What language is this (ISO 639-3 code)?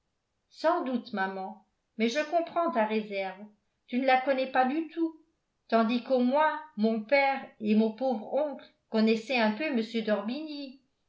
fra